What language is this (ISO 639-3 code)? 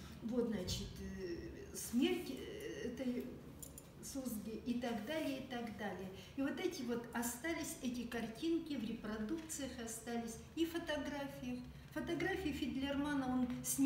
rus